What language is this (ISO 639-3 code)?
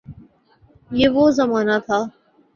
urd